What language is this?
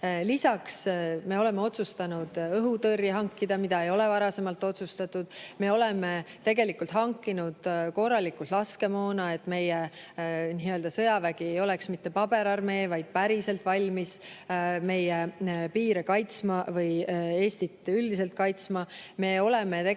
Estonian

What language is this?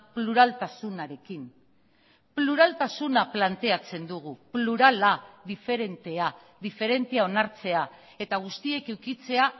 Basque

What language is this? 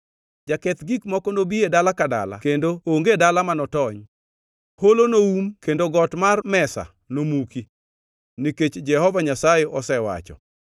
Luo (Kenya and Tanzania)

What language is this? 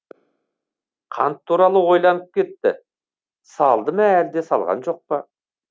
Kazakh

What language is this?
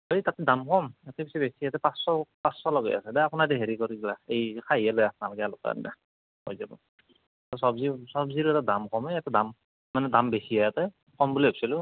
Assamese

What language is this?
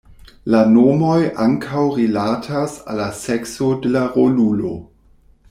Esperanto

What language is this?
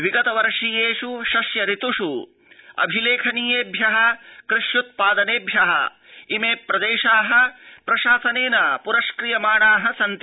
Sanskrit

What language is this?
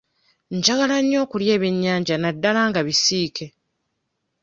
Ganda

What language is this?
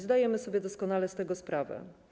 Polish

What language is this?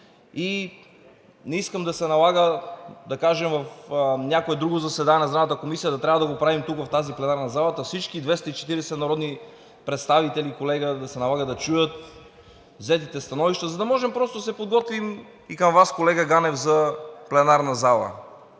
Bulgarian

